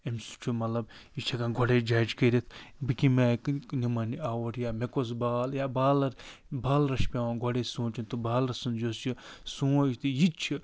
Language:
Kashmiri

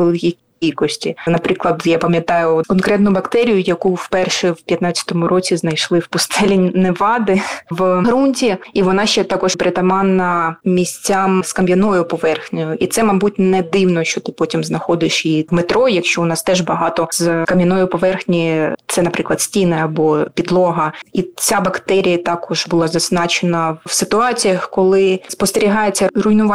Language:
Ukrainian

